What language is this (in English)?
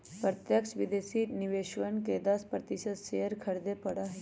Magahi